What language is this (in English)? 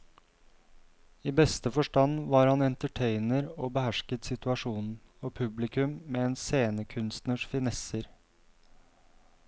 Norwegian